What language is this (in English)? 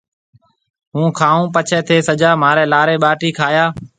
Marwari (Pakistan)